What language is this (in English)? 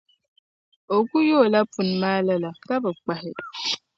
Dagbani